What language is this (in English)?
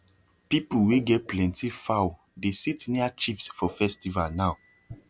Nigerian Pidgin